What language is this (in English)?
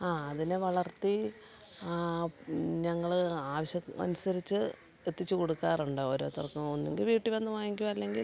Malayalam